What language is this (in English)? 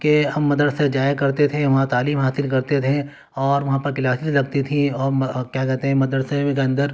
Urdu